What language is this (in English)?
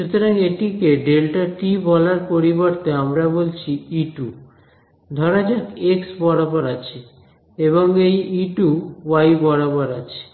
Bangla